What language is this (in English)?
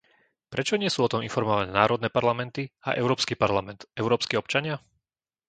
Slovak